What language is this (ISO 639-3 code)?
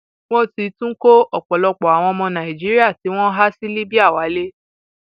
yor